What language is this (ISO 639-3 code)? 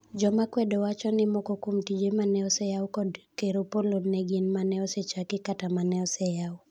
luo